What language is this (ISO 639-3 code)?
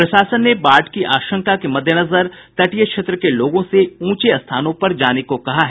hin